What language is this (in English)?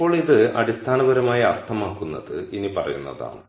Malayalam